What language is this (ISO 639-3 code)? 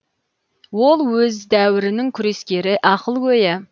kaz